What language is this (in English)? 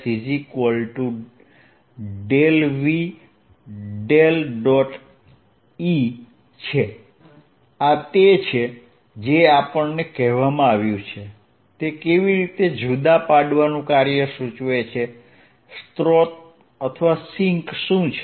Gujarati